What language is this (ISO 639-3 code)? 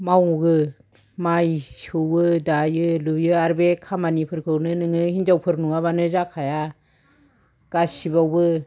brx